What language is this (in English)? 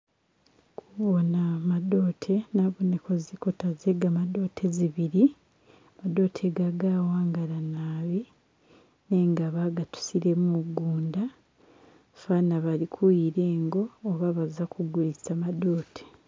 Masaaba